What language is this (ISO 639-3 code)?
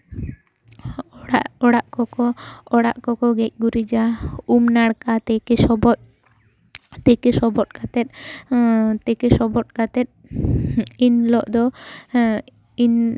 sat